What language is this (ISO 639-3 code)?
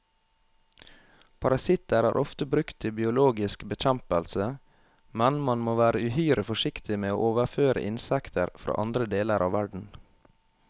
nor